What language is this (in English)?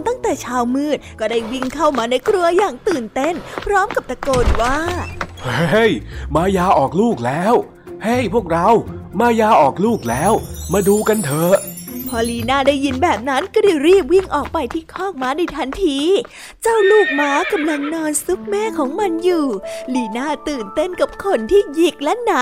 Thai